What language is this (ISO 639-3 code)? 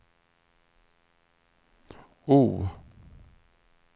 swe